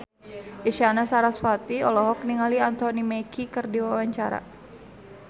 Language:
Sundanese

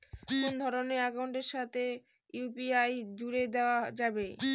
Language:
Bangla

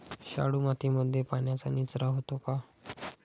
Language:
Marathi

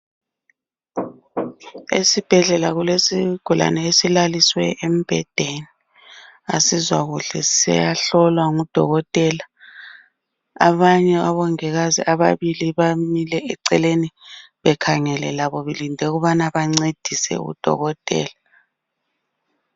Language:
North Ndebele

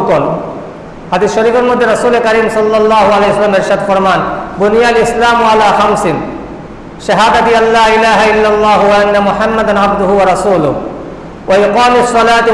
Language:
Indonesian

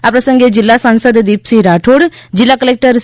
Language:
Gujarati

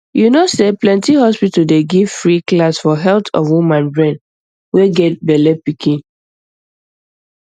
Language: Nigerian Pidgin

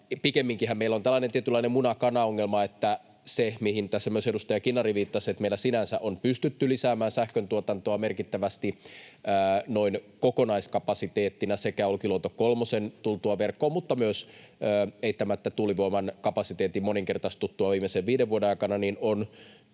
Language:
Finnish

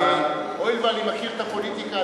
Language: Hebrew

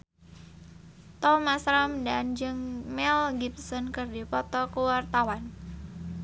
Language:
Sundanese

